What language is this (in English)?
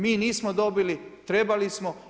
Croatian